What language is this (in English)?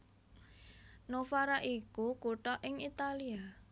Javanese